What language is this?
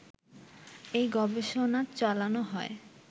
Bangla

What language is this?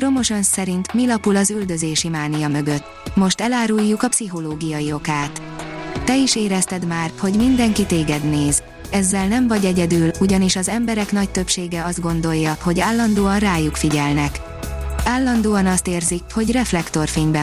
Hungarian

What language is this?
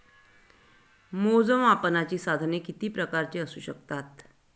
Marathi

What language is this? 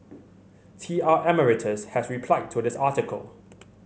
English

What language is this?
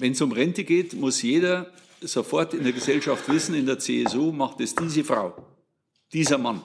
German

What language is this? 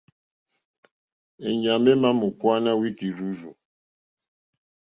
Mokpwe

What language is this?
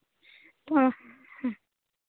Santali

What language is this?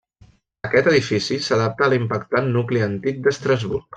Catalan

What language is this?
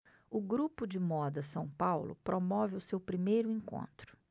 Portuguese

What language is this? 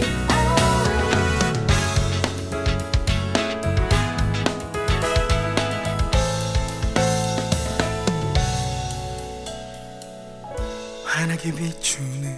Korean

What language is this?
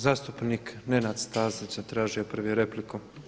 Croatian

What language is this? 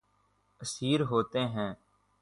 Urdu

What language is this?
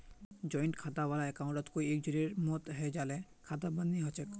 Magahi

